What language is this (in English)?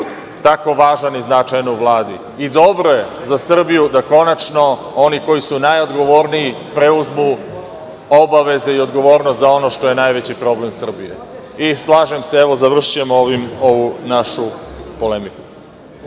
Serbian